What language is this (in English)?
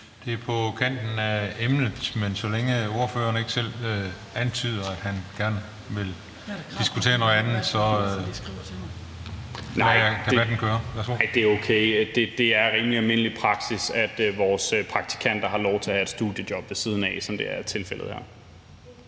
Danish